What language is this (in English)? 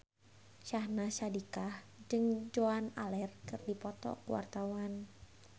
Sundanese